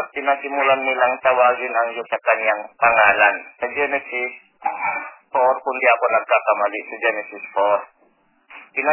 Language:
Filipino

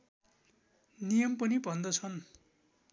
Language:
Nepali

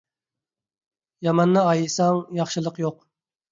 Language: Uyghur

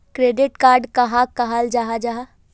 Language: Magahi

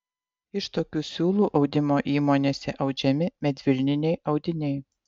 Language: Lithuanian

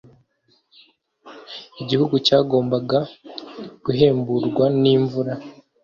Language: Kinyarwanda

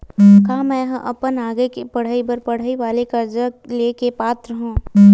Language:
Chhattisgarhi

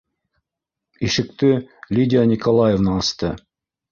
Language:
Bashkir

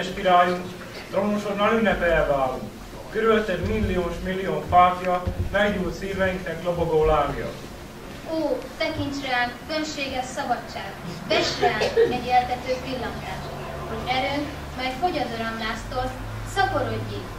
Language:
Hungarian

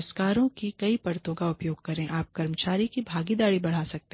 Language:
Hindi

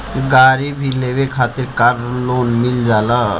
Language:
Bhojpuri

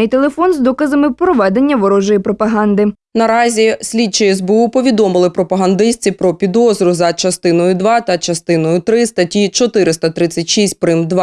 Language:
Ukrainian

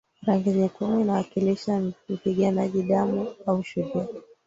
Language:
Swahili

